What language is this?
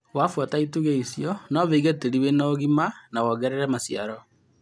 Kikuyu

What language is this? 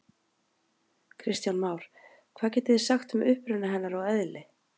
Icelandic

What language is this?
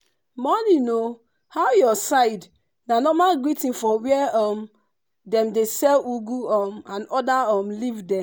Nigerian Pidgin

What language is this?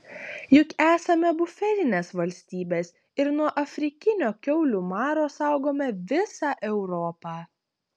Lithuanian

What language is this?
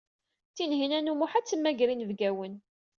Kabyle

